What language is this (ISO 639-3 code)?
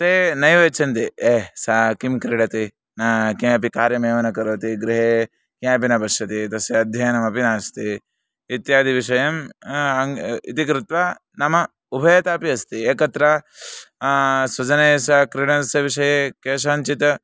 san